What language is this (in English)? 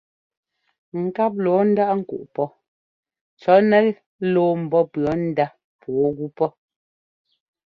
Ngomba